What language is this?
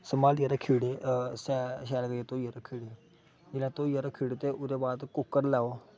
Dogri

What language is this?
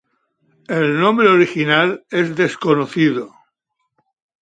Spanish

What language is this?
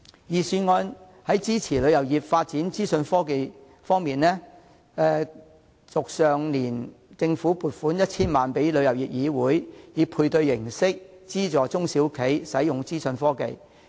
Cantonese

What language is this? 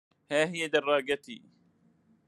Arabic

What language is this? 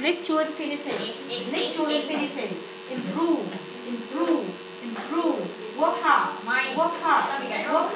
Vietnamese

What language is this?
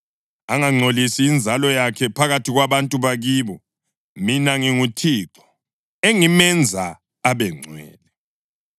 North Ndebele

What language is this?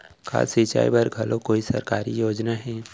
Chhattisgarhi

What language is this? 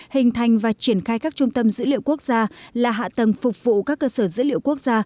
Vietnamese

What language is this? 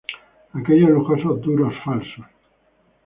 Spanish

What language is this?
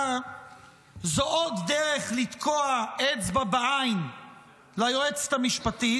Hebrew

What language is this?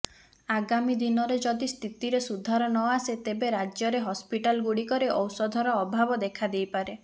Odia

